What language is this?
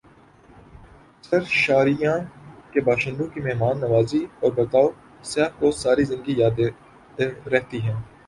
Urdu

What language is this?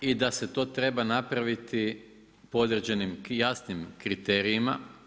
Croatian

